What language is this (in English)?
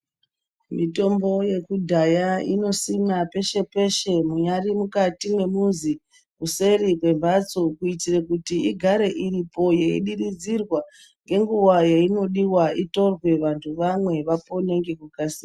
Ndau